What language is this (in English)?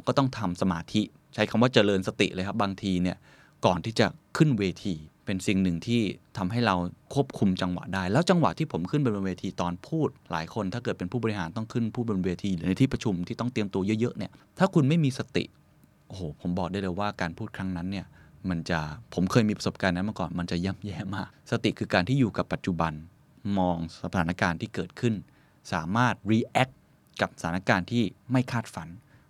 Thai